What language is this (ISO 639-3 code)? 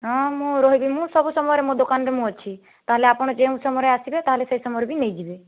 ori